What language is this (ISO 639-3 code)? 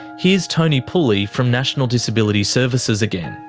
eng